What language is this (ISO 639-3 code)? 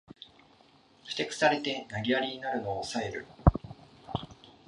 jpn